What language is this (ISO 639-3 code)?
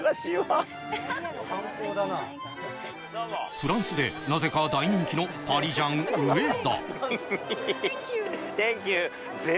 jpn